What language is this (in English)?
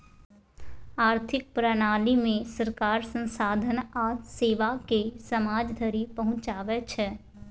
Maithili